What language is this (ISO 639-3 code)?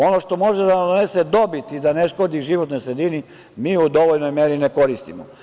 srp